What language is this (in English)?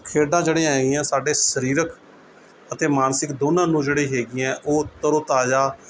Punjabi